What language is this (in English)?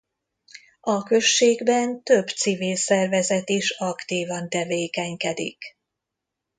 Hungarian